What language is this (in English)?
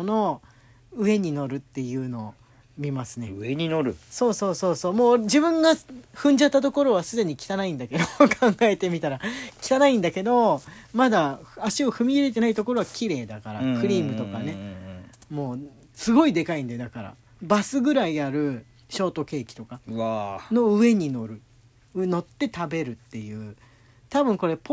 Japanese